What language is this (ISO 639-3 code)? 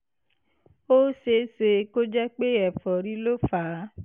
yor